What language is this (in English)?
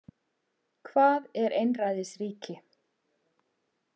Icelandic